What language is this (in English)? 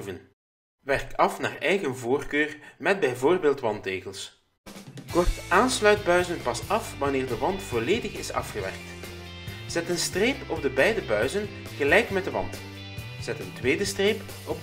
Dutch